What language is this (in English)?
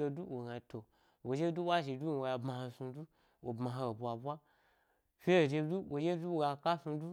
Gbari